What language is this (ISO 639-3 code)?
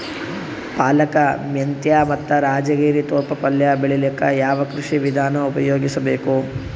kan